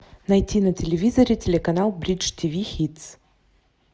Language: Russian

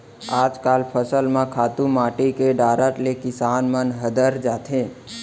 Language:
Chhattisgarhi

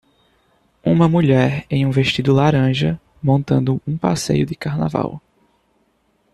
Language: Portuguese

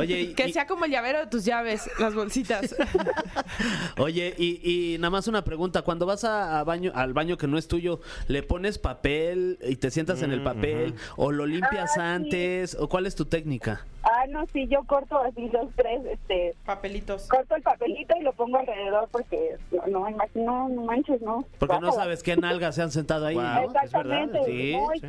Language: Spanish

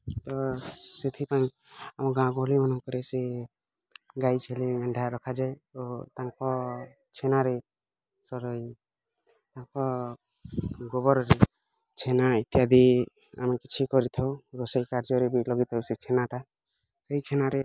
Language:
Odia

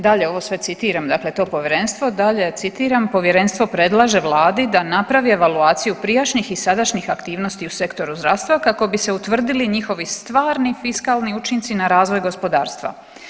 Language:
Croatian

